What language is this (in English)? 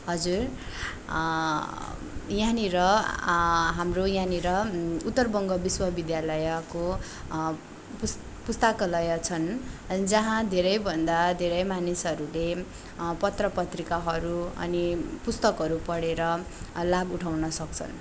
Nepali